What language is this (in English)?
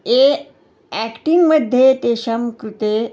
Sanskrit